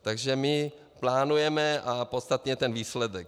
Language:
Czech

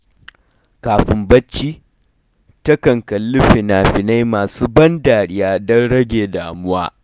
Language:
Hausa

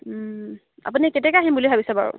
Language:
Assamese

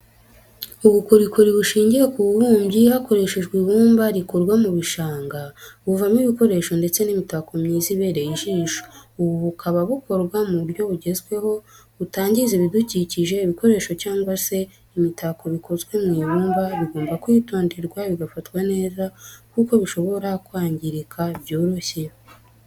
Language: Kinyarwanda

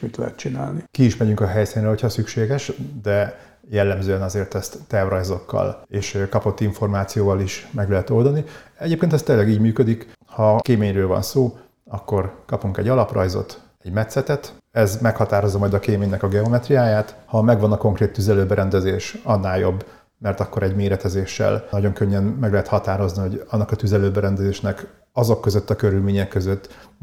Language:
Hungarian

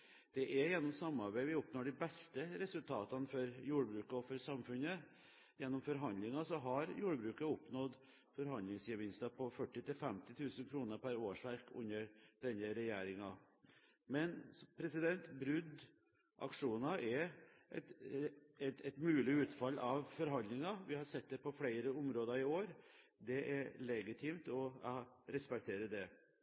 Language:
Norwegian Bokmål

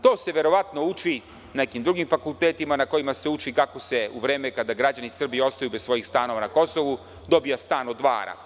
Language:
Serbian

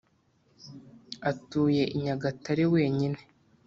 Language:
Kinyarwanda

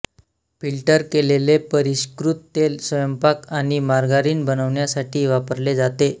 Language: Marathi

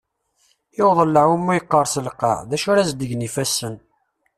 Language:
Kabyle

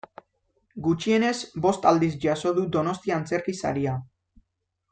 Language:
Basque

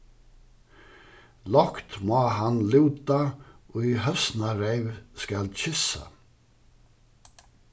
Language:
Faroese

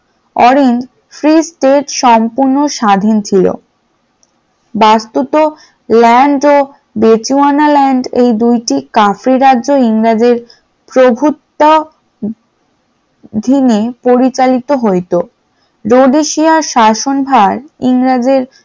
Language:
Bangla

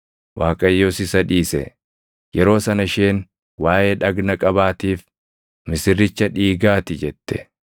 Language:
Oromo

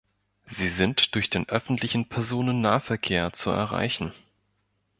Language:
German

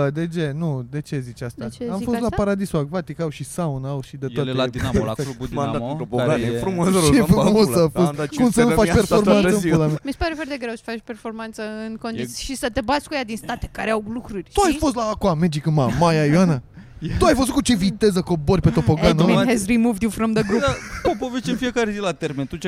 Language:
Romanian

